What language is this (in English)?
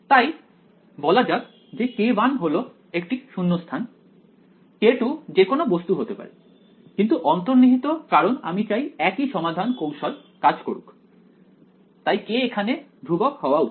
Bangla